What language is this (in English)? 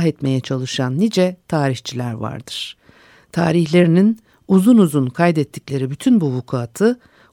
Turkish